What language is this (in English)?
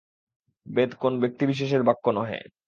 Bangla